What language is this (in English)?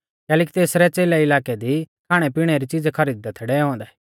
Mahasu Pahari